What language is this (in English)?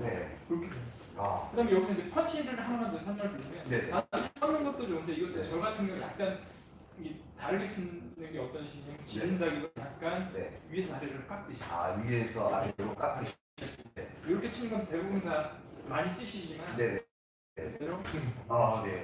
Korean